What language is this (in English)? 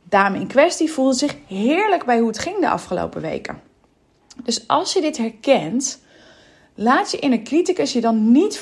Dutch